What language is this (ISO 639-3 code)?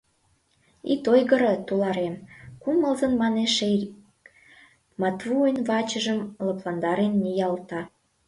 chm